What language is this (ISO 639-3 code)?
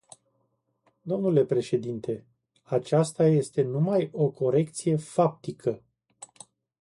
ron